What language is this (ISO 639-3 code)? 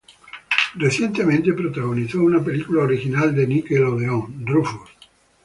spa